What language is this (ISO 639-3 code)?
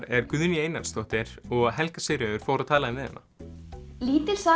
isl